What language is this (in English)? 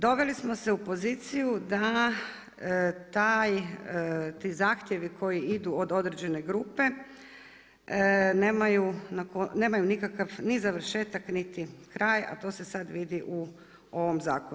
Croatian